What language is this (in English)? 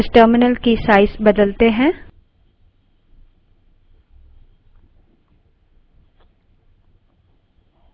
Hindi